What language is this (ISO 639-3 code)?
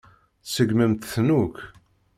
kab